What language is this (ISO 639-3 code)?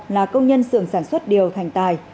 vie